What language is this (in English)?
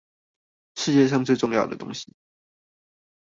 Chinese